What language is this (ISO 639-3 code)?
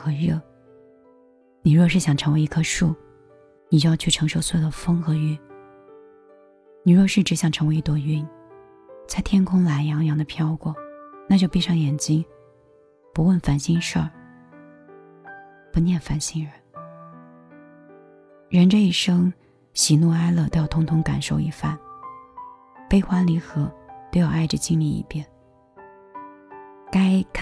zho